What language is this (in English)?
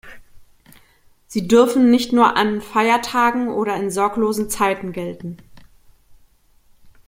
German